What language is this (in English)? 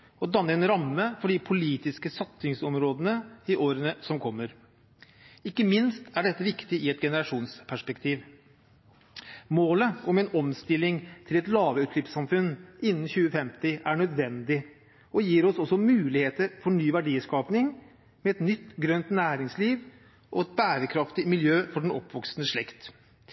Norwegian Bokmål